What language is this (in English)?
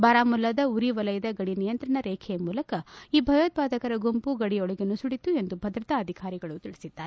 Kannada